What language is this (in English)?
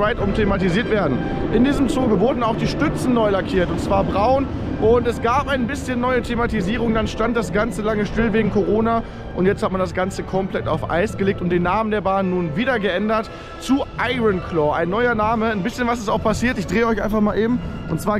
German